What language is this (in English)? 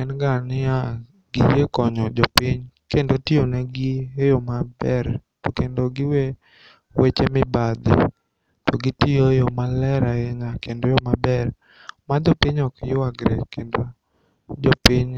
Luo (Kenya and Tanzania)